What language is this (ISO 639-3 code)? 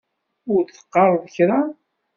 kab